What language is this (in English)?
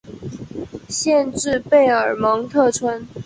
Chinese